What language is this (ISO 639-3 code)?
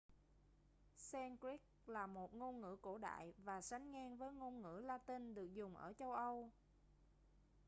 vie